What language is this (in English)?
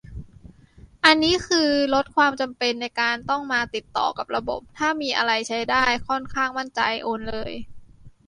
Thai